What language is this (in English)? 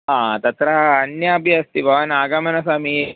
Sanskrit